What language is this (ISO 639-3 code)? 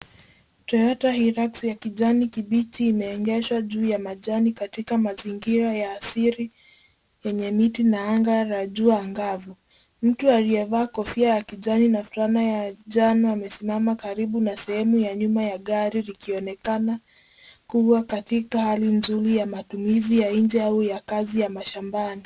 swa